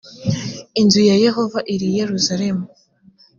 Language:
Kinyarwanda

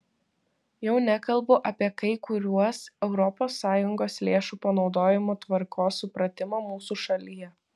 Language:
Lithuanian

